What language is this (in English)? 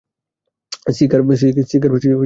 Bangla